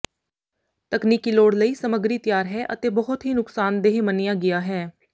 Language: Punjabi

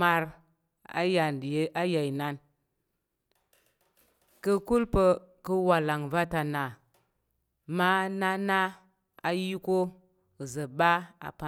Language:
Tarok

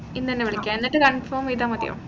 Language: Malayalam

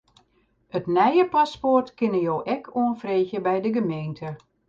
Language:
Western Frisian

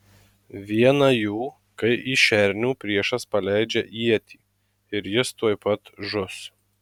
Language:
Lithuanian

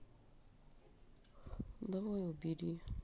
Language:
Russian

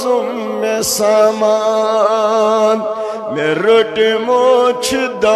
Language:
Romanian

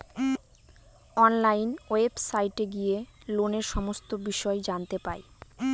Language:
Bangla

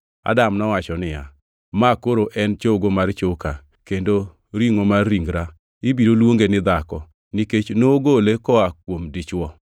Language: Luo (Kenya and Tanzania)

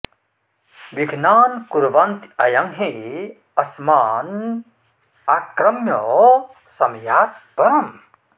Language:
Sanskrit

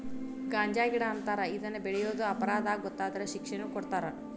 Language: Kannada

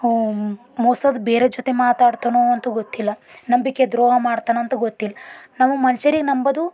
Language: Kannada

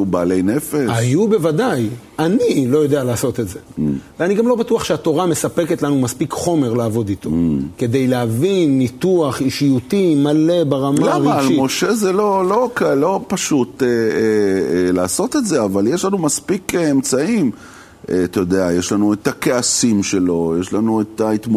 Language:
Hebrew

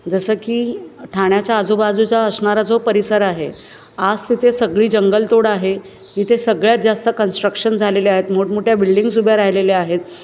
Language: Marathi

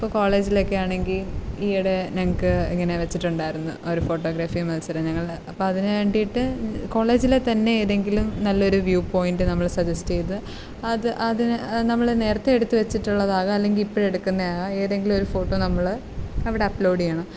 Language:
Malayalam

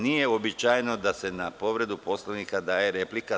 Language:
Serbian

